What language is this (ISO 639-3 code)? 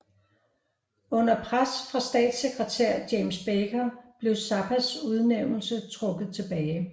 dan